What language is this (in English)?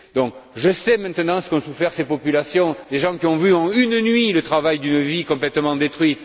French